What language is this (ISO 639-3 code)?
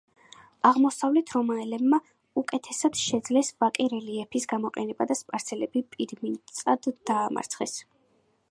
kat